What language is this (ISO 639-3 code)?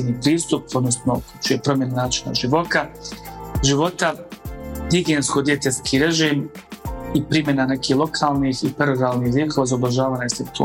hrv